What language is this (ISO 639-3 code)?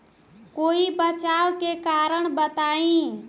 bho